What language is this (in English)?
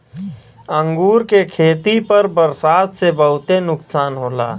Bhojpuri